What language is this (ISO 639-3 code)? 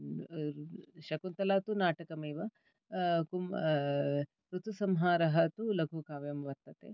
san